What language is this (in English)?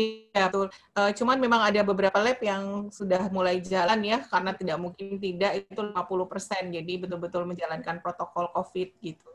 Indonesian